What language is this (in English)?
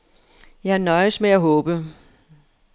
Danish